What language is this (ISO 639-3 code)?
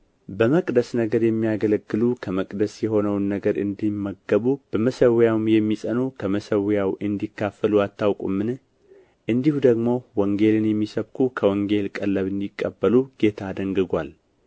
amh